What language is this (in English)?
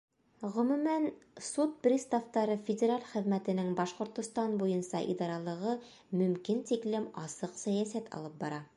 Bashkir